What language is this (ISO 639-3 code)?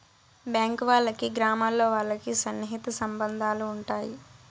tel